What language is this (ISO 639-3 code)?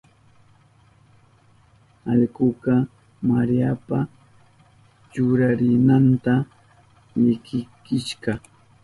qup